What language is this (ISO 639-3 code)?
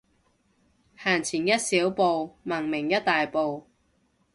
yue